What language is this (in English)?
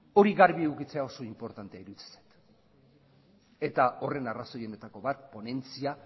Basque